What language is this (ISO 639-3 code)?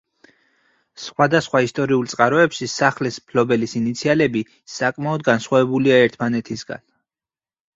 kat